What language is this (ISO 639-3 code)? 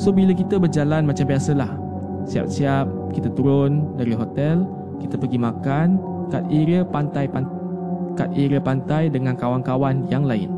msa